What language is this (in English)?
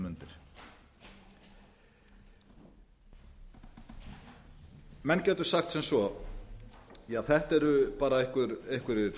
Icelandic